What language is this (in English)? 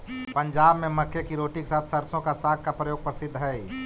Magahi